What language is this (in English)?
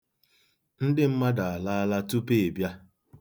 Igbo